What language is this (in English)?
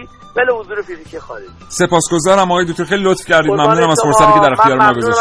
Persian